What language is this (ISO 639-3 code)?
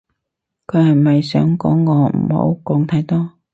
yue